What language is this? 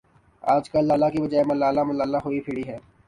Urdu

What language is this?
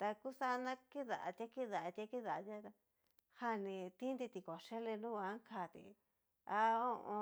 Cacaloxtepec Mixtec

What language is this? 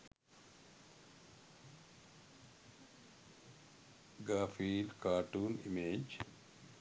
Sinhala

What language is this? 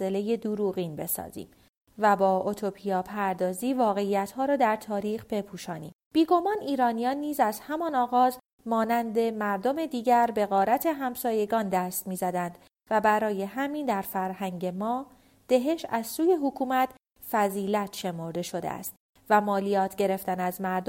Persian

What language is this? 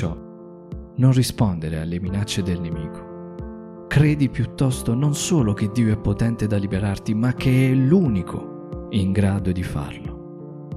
Italian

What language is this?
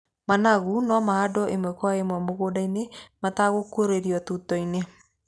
Kikuyu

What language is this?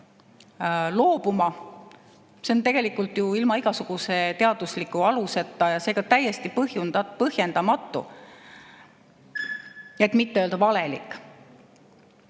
Estonian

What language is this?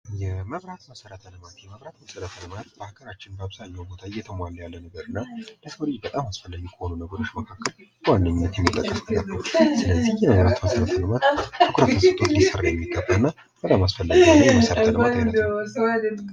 Amharic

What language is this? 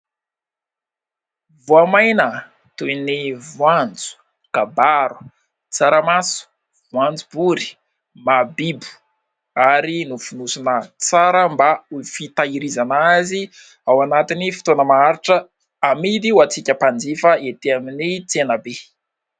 Malagasy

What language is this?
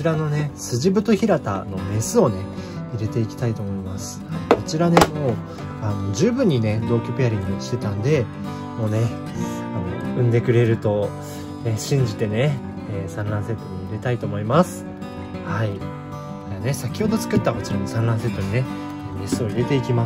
Japanese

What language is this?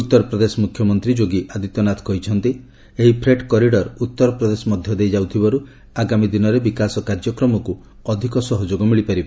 Odia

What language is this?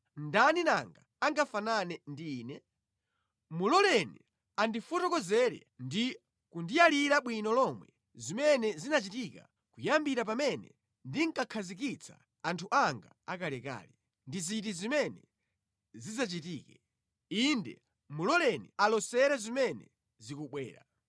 Nyanja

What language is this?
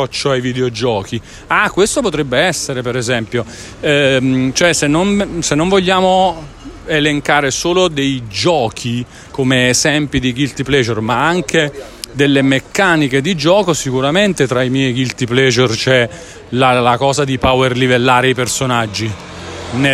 Italian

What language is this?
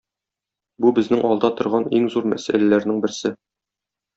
Tatar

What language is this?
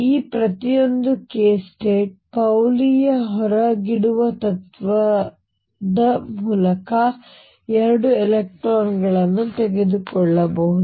Kannada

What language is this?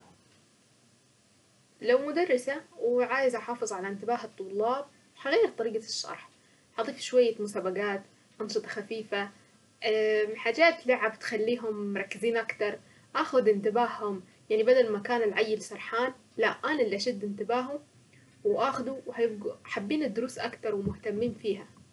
Saidi Arabic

